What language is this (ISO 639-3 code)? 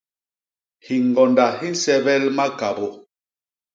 bas